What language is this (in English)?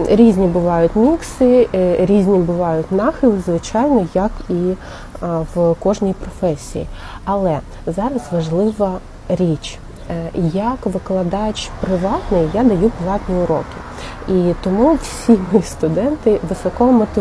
Ukrainian